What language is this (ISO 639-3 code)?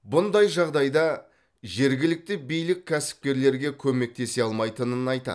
kaz